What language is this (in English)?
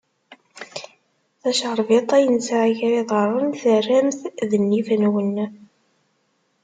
Kabyle